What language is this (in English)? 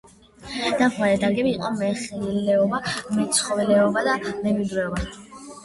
Georgian